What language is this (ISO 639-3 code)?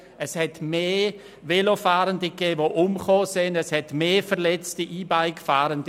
gsw